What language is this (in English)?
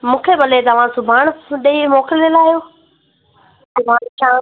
Sindhi